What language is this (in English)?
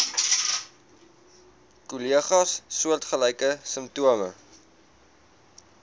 Afrikaans